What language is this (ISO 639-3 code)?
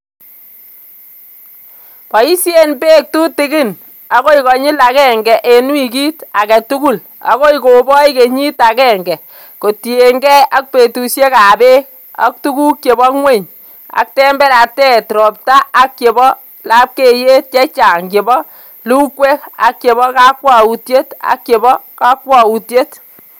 kln